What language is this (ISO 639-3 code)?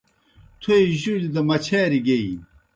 plk